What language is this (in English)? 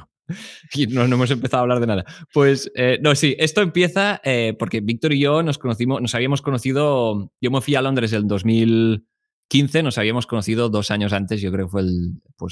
Spanish